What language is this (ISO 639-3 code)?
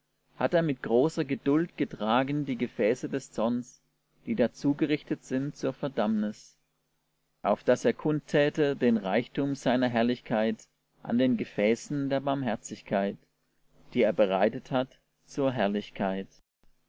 deu